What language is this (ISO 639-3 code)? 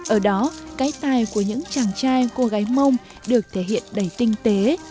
vie